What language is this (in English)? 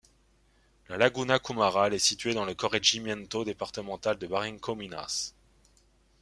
French